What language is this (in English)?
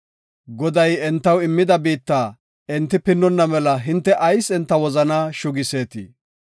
Gofa